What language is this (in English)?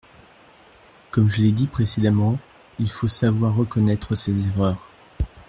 French